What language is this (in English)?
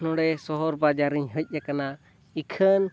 Santali